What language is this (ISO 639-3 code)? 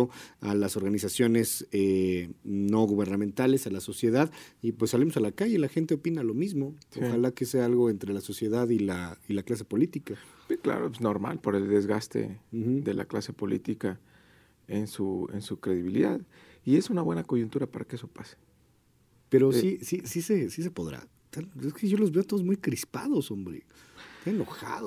spa